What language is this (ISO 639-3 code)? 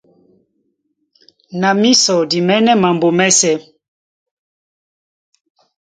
dua